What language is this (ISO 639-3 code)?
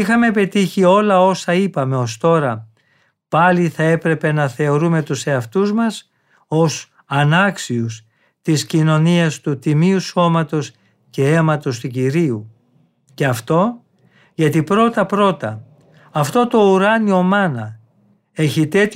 ell